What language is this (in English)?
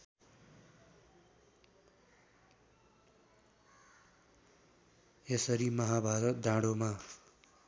Nepali